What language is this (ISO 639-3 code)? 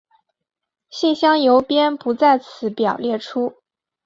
zho